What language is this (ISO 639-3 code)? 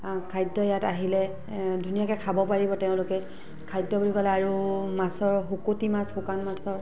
asm